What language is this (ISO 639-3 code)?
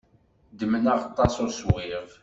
kab